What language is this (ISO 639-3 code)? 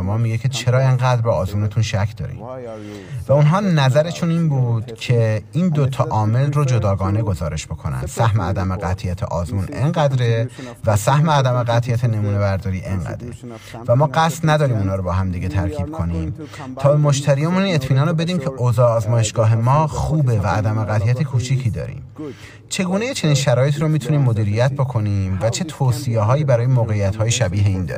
fas